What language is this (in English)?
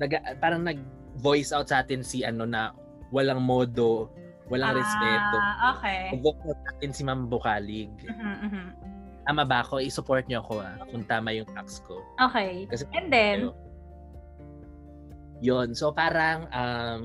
Filipino